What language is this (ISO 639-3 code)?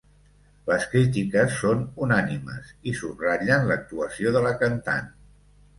cat